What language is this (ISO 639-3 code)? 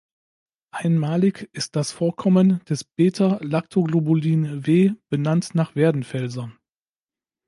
deu